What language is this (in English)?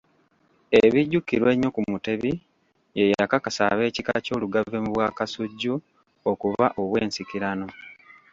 Ganda